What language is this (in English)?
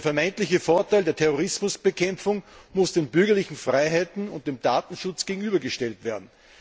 German